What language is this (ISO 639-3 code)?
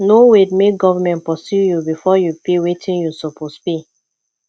pcm